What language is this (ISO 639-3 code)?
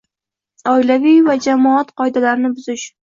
uzb